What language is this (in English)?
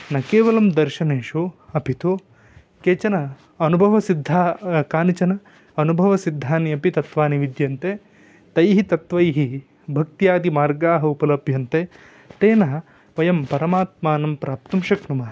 Sanskrit